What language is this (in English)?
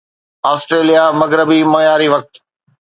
Sindhi